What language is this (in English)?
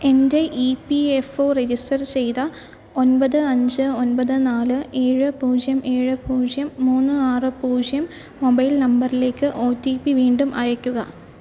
Malayalam